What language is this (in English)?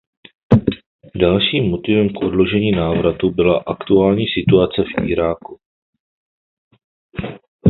Czech